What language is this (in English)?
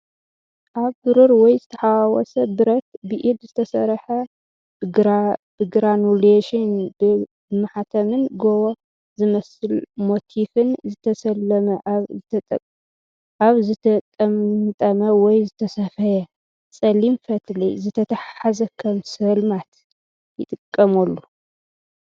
Tigrinya